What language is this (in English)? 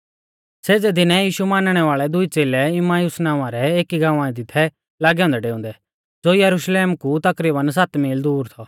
Mahasu Pahari